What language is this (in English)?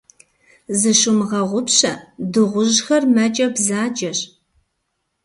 Kabardian